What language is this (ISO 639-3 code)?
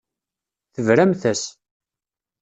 kab